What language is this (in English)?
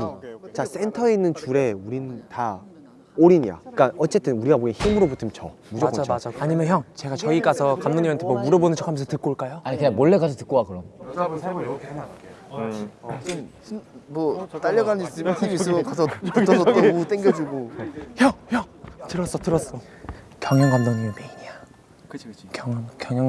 Korean